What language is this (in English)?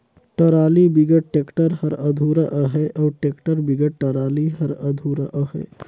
Chhattisgarhi